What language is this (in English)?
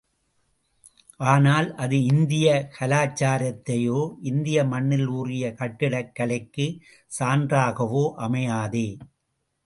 Tamil